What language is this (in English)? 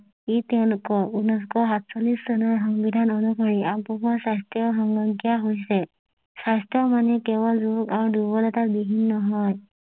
Assamese